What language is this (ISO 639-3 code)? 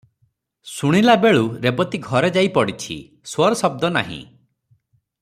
ori